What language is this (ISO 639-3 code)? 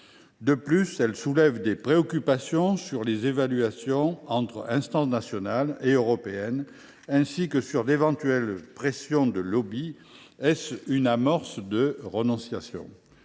fra